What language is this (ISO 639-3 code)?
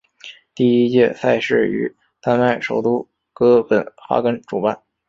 zho